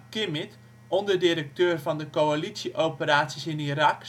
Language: Dutch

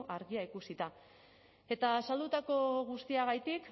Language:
Basque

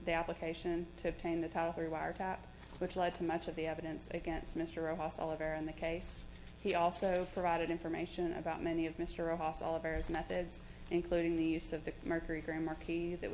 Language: English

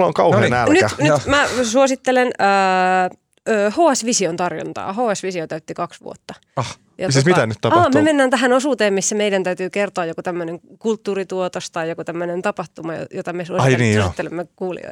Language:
Finnish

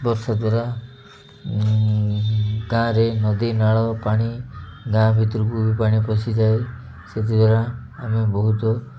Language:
Odia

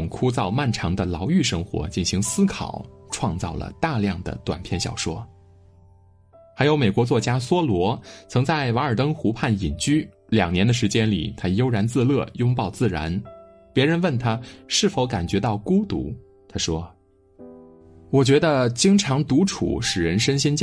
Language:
Chinese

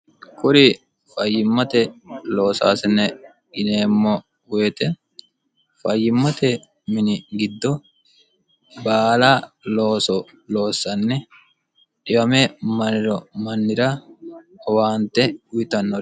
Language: Sidamo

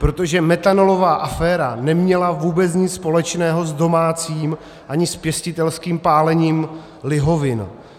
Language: Czech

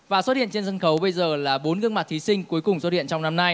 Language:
Vietnamese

